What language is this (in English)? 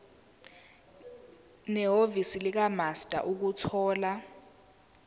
Zulu